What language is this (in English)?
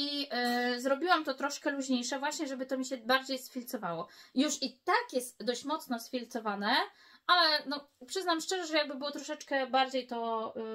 Polish